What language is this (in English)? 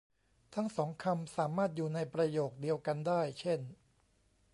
Thai